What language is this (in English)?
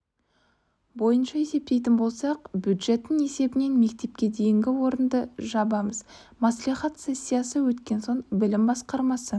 Kazakh